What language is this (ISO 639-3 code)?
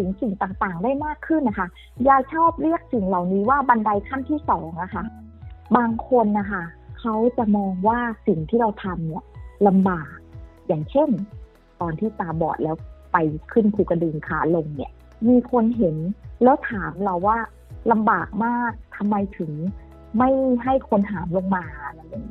tha